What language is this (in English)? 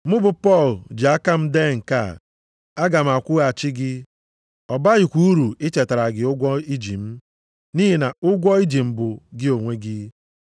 Igbo